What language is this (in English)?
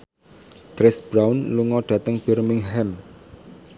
Javanese